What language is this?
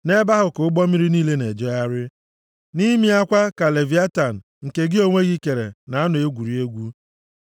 Igbo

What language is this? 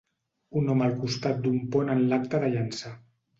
Catalan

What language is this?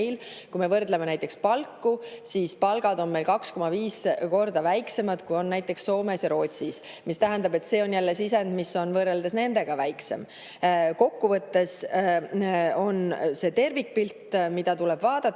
Estonian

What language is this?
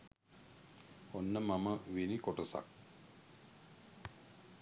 Sinhala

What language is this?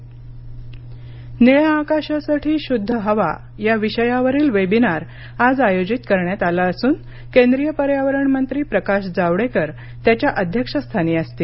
Marathi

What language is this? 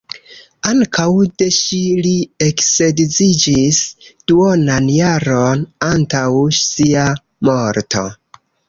Esperanto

